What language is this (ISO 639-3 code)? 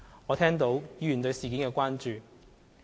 yue